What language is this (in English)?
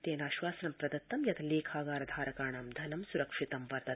Sanskrit